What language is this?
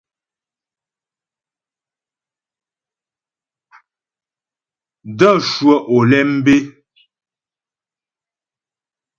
Ghomala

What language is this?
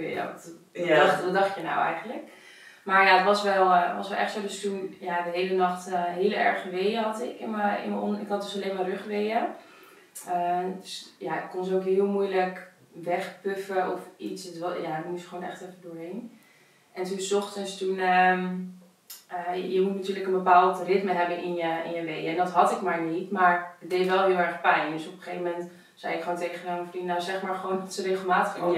Dutch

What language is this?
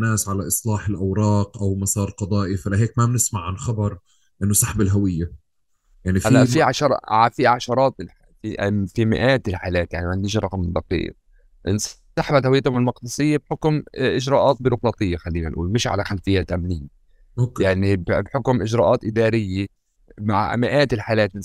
Arabic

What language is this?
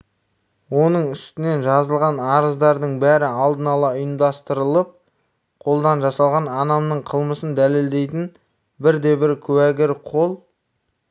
Kazakh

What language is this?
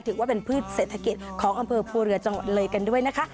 Thai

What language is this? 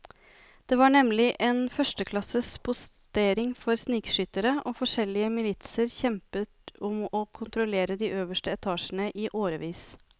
Norwegian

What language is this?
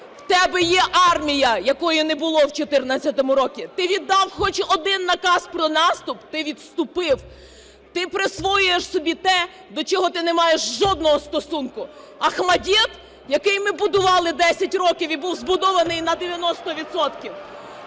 Ukrainian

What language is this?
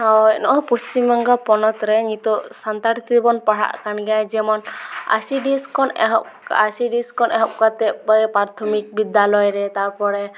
Santali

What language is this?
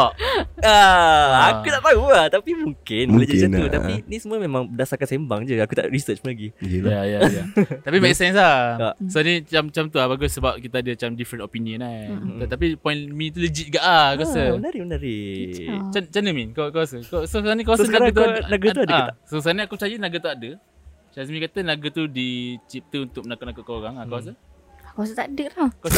Malay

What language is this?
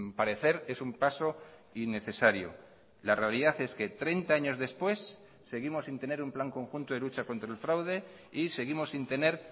Spanish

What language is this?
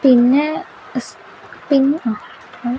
Malayalam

